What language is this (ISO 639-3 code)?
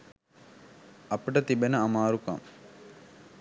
sin